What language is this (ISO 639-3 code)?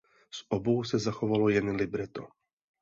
ces